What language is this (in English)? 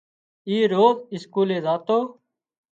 Wadiyara Koli